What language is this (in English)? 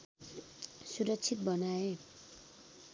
Nepali